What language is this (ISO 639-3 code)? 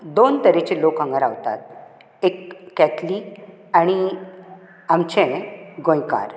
kok